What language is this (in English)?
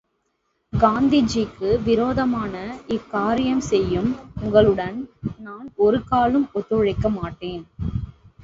Tamil